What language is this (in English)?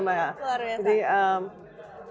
Indonesian